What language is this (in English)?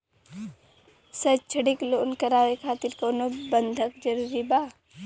Bhojpuri